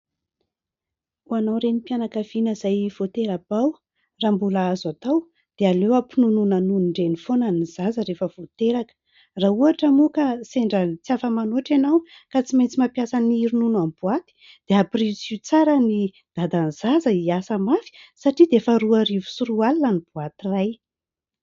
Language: Malagasy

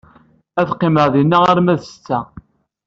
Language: Kabyle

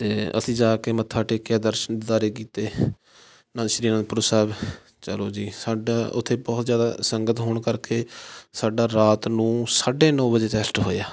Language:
Punjabi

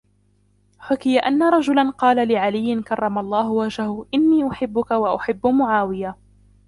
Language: Arabic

